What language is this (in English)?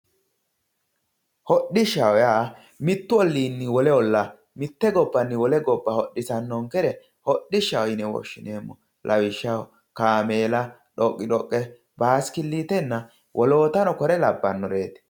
Sidamo